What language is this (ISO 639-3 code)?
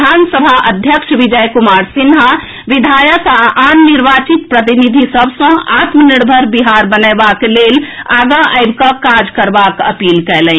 mai